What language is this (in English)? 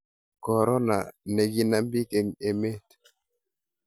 Kalenjin